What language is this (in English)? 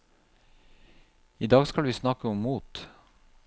Norwegian